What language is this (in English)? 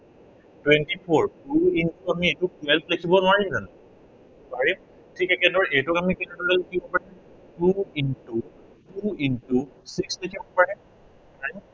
Assamese